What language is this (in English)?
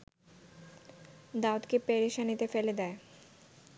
Bangla